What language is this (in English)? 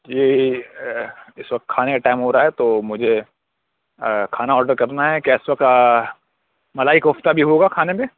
Urdu